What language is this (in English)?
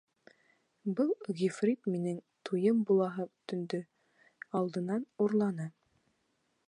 Bashkir